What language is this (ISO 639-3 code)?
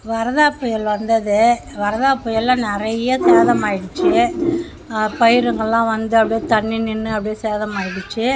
tam